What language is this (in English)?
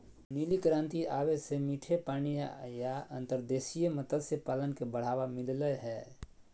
Magahi